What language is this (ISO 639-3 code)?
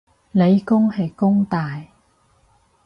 yue